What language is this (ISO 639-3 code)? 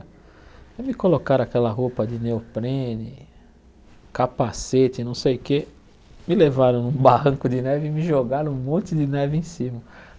por